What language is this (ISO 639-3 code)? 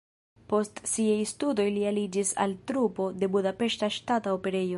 epo